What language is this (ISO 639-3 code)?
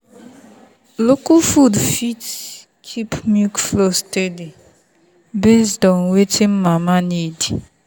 pcm